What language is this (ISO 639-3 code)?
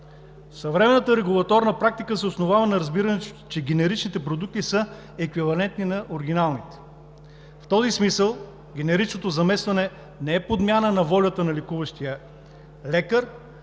bul